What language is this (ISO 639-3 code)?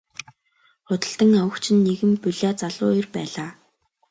mon